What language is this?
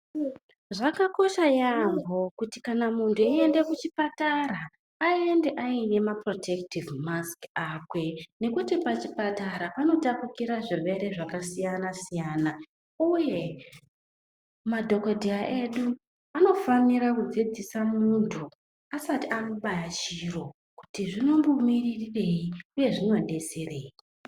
Ndau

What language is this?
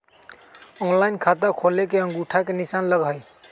Magahi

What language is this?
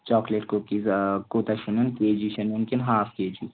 Kashmiri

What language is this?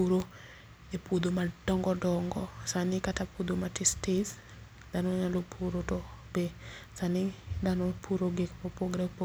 Luo (Kenya and Tanzania)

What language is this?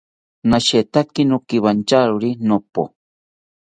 South Ucayali Ashéninka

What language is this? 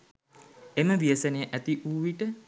Sinhala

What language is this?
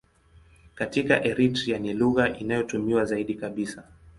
Swahili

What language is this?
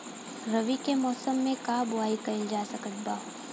Bhojpuri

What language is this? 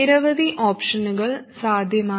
Malayalam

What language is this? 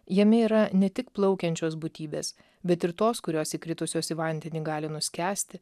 Lithuanian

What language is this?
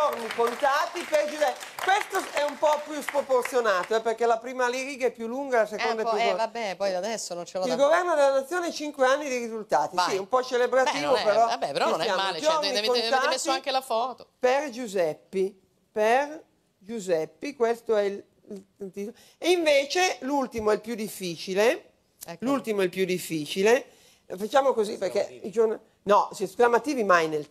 Italian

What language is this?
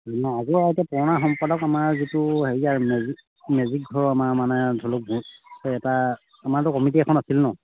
Assamese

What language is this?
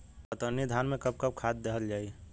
Bhojpuri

